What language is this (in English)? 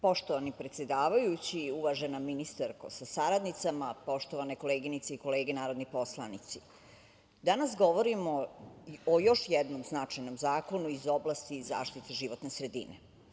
Serbian